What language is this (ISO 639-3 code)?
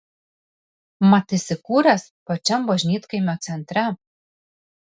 lit